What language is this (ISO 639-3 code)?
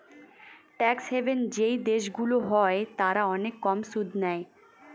ben